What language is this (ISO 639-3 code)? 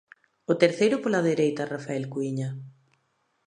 glg